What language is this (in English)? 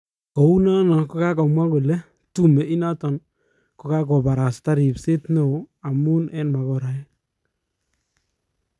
Kalenjin